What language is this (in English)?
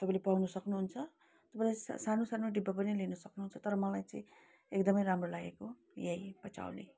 Nepali